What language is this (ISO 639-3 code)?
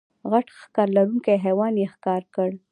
pus